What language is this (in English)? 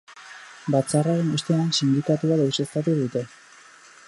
Basque